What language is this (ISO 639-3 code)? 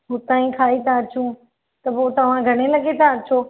snd